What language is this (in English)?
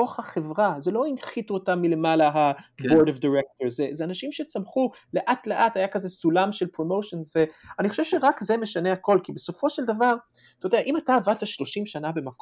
Hebrew